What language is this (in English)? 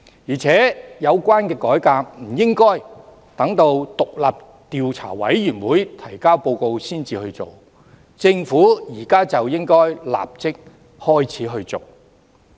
Cantonese